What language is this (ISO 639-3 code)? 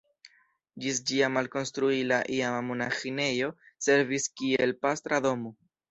epo